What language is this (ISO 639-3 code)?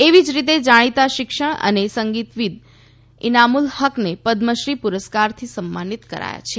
guj